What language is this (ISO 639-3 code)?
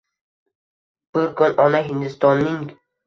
uzb